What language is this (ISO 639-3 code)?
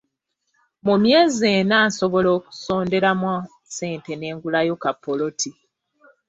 lug